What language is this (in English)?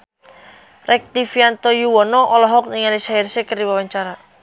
Sundanese